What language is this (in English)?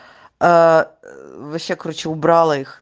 Russian